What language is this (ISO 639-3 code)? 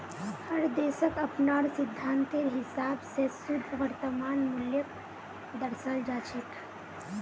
mag